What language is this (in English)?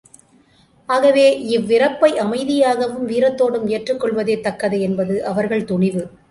Tamil